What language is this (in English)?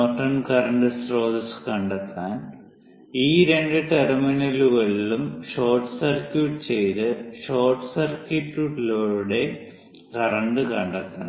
Malayalam